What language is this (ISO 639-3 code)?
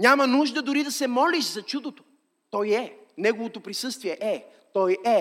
bul